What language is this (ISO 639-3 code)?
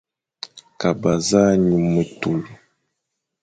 fan